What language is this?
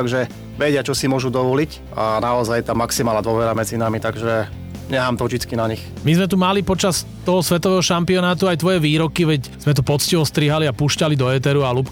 Slovak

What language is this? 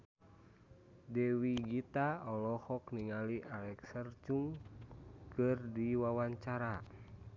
Sundanese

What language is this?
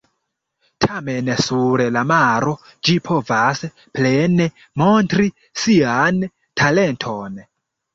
Esperanto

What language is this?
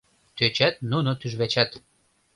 Mari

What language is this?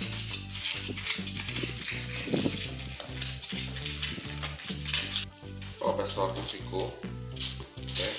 Portuguese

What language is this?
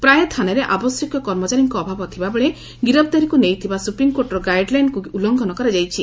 Odia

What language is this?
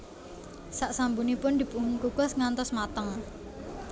Javanese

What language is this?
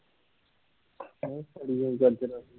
Punjabi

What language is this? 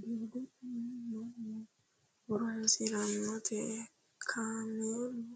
Sidamo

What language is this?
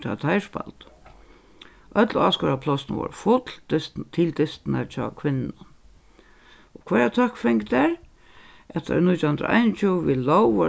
Faroese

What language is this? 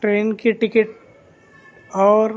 Urdu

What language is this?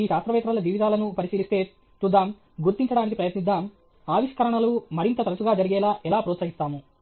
Telugu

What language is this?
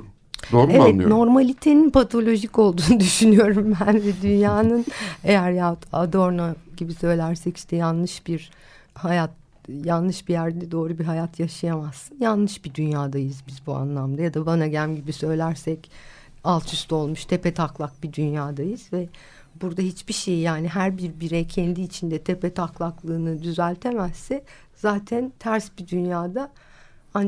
Turkish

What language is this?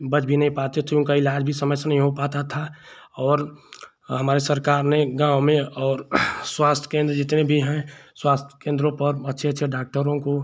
Hindi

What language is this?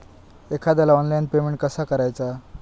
Marathi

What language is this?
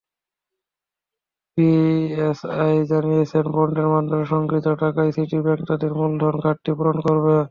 Bangla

